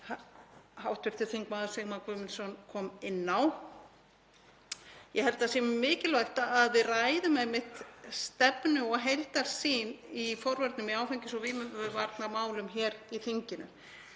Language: Icelandic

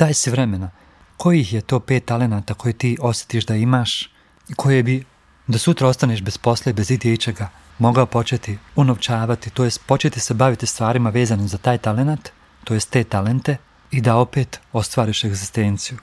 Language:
Croatian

